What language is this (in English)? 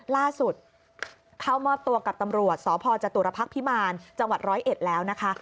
Thai